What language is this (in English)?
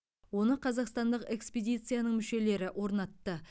Kazakh